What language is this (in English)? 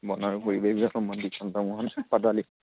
Assamese